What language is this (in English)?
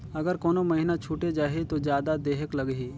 Chhattisgarhi